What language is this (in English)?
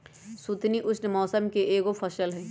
Magahi